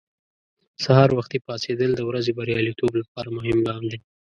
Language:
Pashto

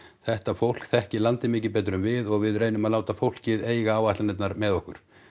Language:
Icelandic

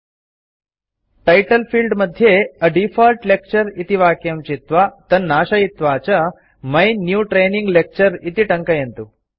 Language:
Sanskrit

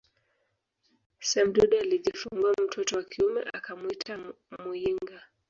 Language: Swahili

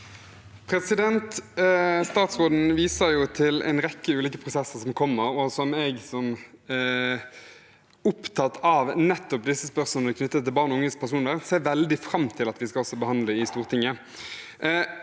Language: Norwegian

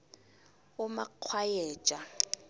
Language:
South Ndebele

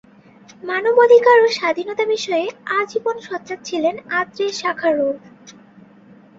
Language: Bangla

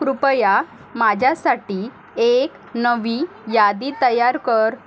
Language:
Marathi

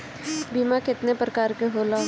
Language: Bhojpuri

